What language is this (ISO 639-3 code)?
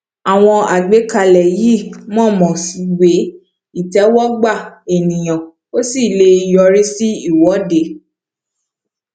yor